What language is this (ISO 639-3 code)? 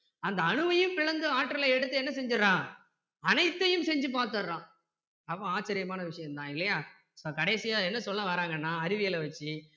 tam